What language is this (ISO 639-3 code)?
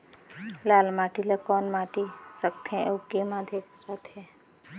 hne